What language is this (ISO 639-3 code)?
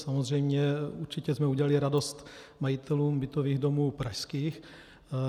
ces